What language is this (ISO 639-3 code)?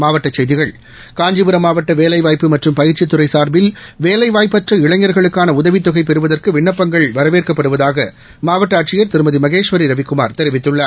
tam